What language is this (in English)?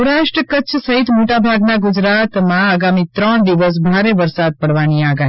Gujarati